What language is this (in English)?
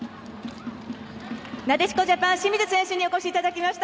Japanese